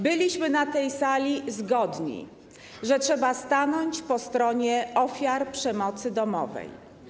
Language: Polish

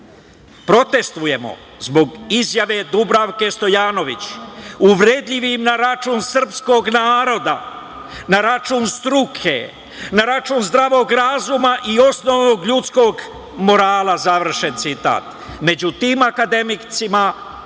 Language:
Serbian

